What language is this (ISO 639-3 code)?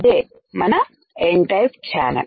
tel